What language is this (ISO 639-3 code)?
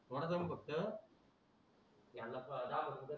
mar